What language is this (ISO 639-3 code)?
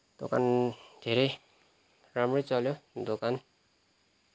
nep